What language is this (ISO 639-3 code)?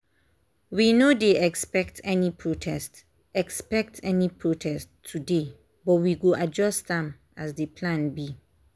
pcm